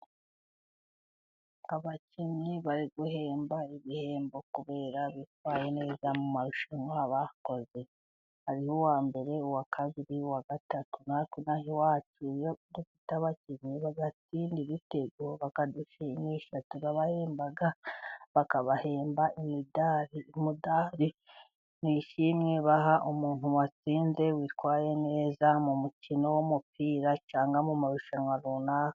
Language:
Kinyarwanda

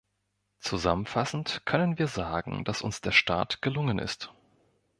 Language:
German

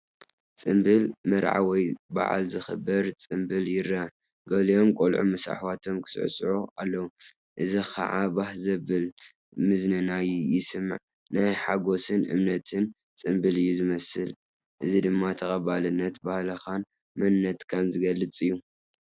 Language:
Tigrinya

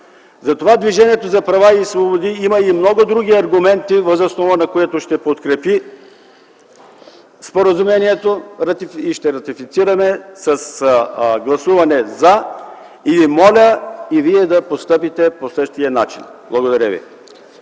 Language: Bulgarian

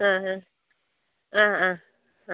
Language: Malayalam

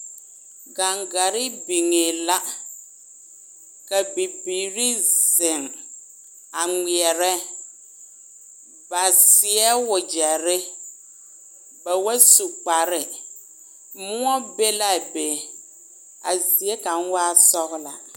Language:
Southern Dagaare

